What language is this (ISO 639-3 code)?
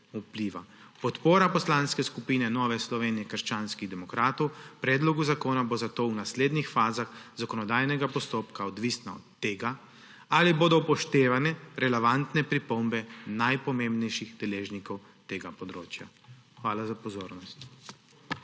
slv